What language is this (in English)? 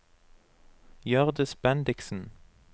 Norwegian